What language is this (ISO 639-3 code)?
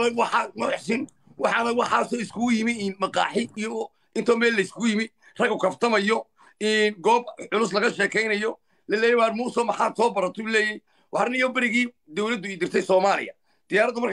ara